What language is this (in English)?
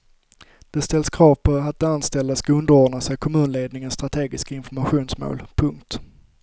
Swedish